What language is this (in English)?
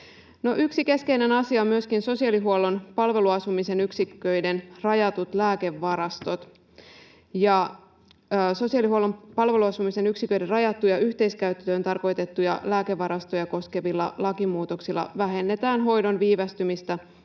Finnish